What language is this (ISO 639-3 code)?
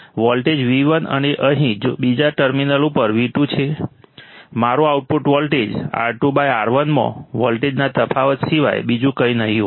guj